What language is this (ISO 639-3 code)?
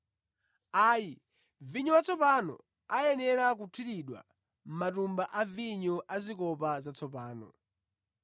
nya